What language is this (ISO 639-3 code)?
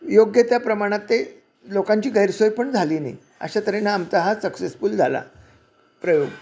mar